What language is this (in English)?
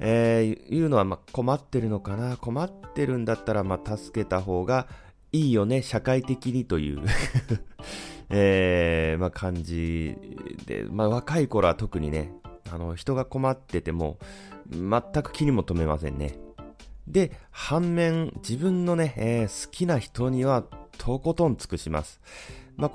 Japanese